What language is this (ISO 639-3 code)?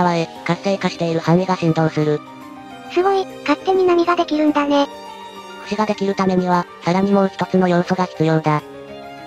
jpn